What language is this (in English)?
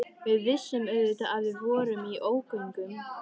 Icelandic